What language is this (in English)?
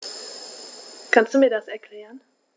German